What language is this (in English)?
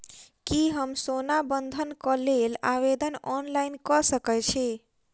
Maithili